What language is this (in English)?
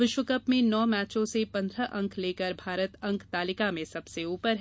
Hindi